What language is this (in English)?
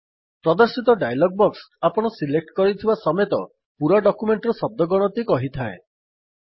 Odia